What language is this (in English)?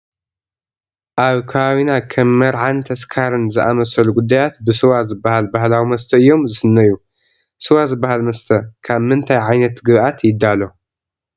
Tigrinya